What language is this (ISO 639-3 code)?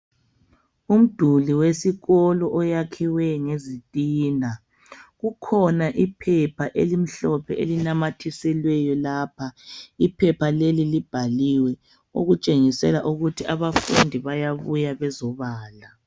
nde